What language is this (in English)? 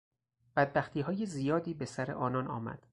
Persian